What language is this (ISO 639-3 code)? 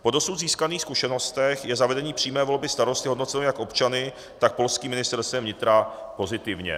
ces